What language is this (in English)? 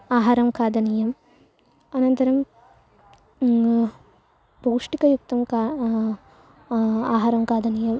Sanskrit